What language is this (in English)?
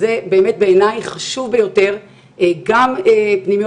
Hebrew